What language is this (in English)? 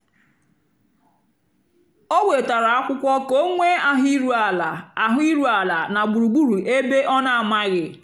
Igbo